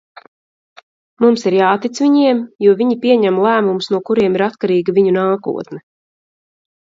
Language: Latvian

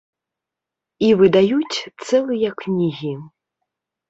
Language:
Belarusian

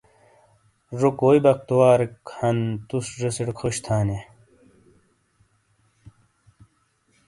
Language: Shina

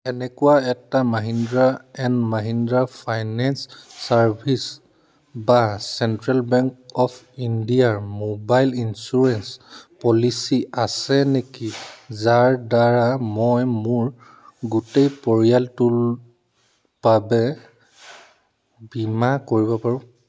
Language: Assamese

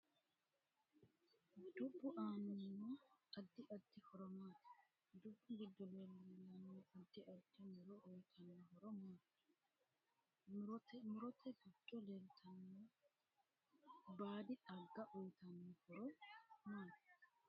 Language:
Sidamo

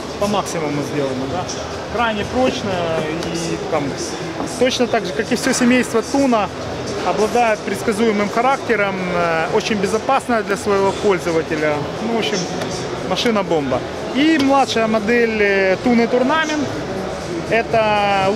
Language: Russian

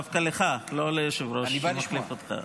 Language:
Hebrew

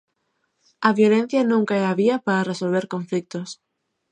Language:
Galician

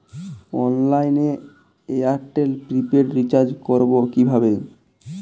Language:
Bangla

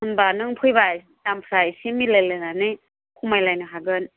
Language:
Bodo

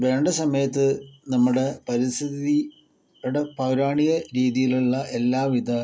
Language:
Malayalam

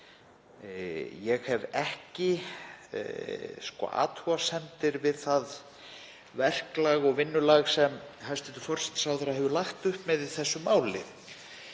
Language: Icelandic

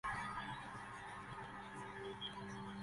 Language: Spanish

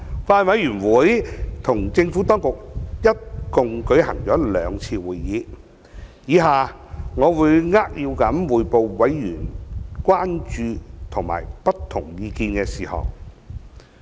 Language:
Cantonese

